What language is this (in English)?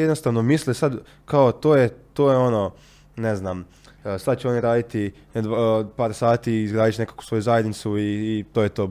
Croatian